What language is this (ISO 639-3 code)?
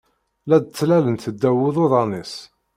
kab